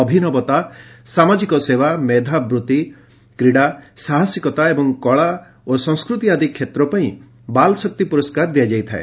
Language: Odia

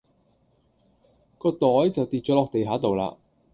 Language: Cantonese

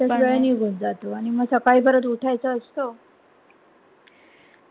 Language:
Marathi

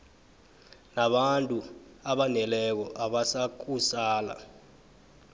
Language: South Ndebele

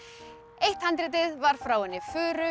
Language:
Icelandic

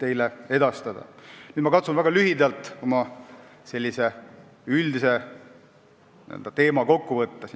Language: Estonian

